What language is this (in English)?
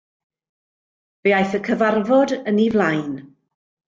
Welsh